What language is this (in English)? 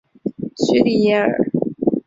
Chinese